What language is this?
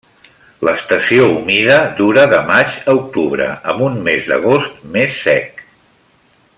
Catalan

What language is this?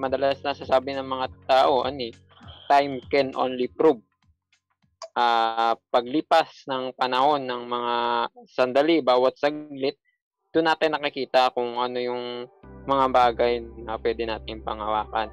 Filipino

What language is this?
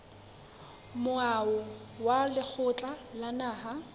Southern Sotho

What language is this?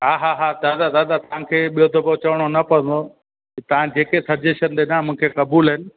Sindhi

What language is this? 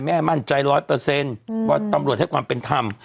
Thai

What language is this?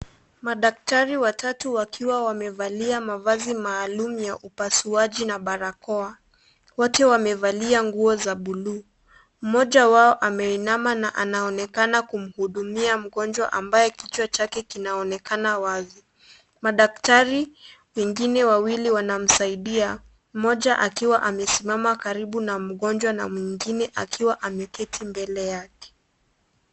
Swahili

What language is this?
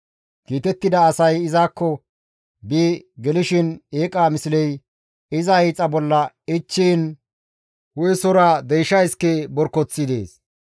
Gamo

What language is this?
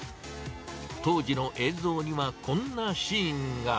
Japanese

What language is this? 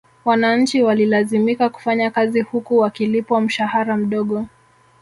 Swahili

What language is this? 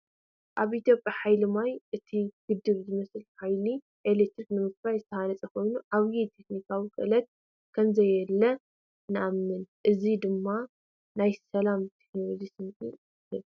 Tigrinya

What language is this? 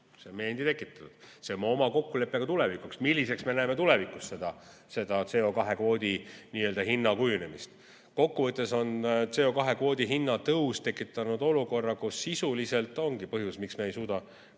Estonian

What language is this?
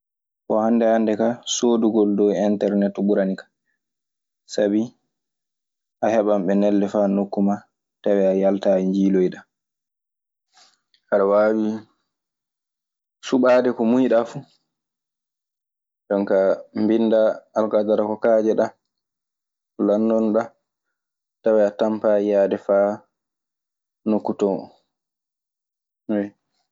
Maasina Fulfulde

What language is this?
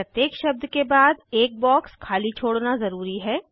Hindi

